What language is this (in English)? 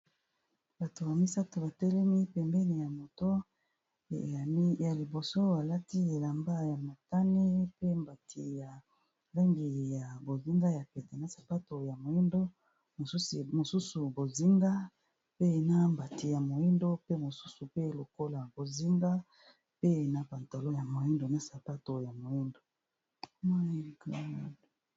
Lingala